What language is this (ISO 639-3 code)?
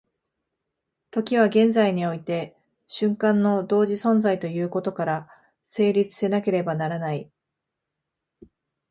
jpn